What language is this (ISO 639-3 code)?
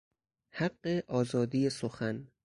fas